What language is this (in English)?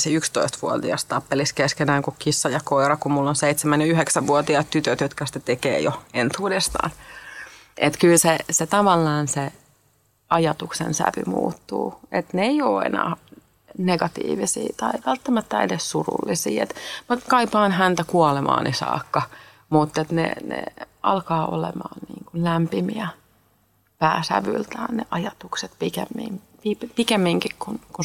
Finnish